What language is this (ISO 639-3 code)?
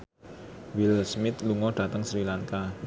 jav